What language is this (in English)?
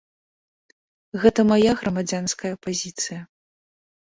Belarusian